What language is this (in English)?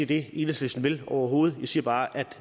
Danish